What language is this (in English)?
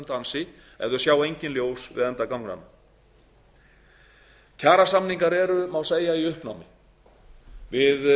Icelandic